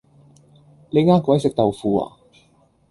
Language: Cantonese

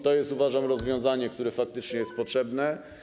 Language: Polish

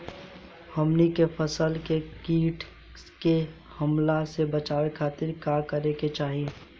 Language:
Bhojpuri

